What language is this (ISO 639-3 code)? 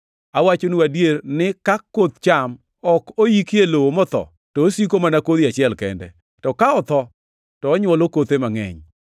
luo